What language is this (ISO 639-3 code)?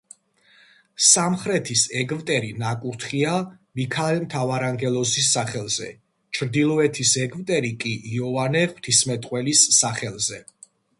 kat